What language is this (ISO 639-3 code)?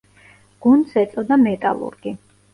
kat